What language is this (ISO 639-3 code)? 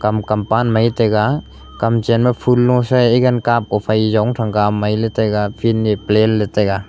nnp